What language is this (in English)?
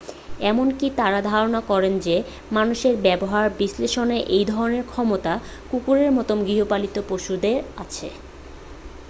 Bangla